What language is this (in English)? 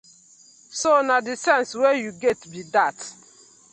Nigerian Pidgin